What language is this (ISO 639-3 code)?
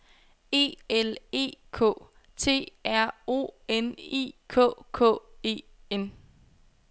dan